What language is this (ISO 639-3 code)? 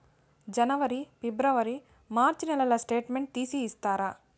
tel